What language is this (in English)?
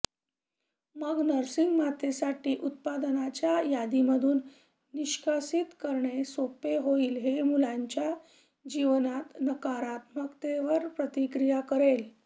Marathi